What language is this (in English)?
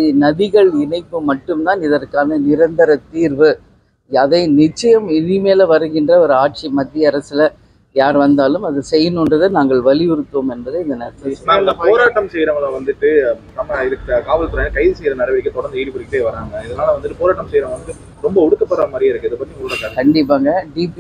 Arabic